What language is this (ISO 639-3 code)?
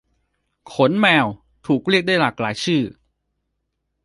tha